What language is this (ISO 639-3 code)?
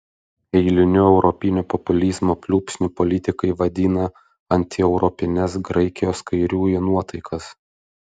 lit